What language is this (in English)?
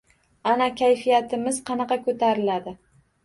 Uzbek